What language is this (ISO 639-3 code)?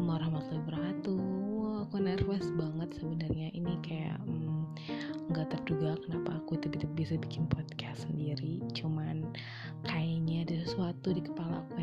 ind